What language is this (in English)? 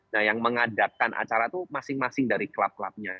Indonesian